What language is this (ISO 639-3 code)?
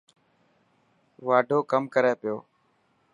mki